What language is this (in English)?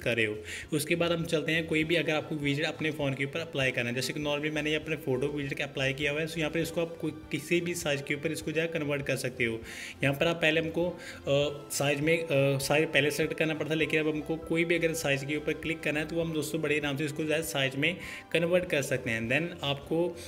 Hindi